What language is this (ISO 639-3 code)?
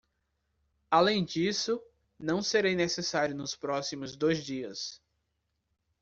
por